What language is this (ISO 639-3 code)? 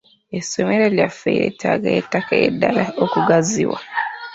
lug